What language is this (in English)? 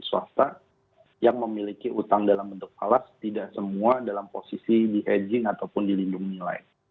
Indonesian